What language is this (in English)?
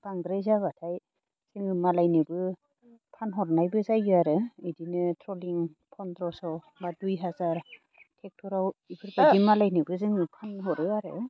Bodo